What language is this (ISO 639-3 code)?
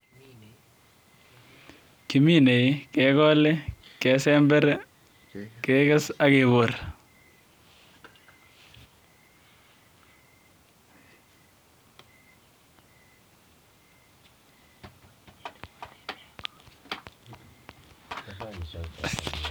kln